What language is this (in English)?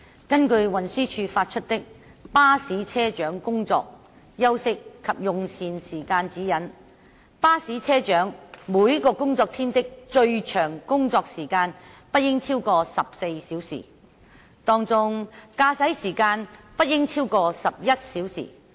Cantonese